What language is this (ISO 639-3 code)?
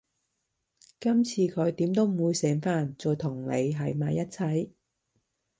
yue